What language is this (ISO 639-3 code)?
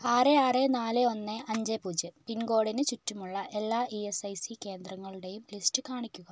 mal